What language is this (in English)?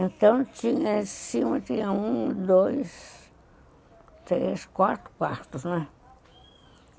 Portuguese